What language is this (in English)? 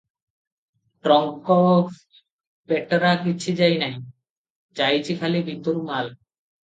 Odia